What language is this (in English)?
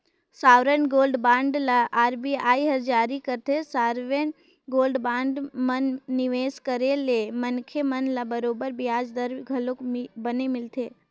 Chhattisgarhi